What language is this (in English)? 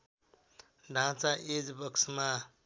Nepali